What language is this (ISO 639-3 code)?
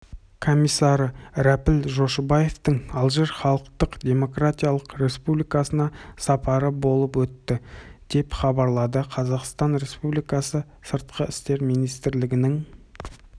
kaz